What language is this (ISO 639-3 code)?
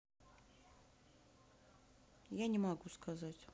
rus